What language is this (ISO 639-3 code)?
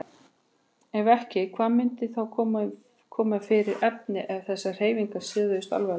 isl